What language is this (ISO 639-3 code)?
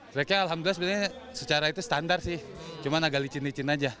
ind